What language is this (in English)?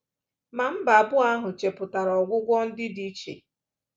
Igbo